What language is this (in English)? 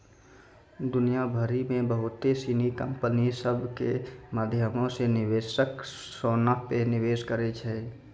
Maithili